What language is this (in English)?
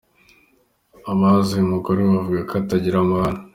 Kinyarwanda